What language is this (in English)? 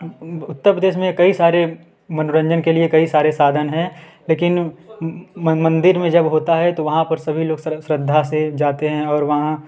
Hindi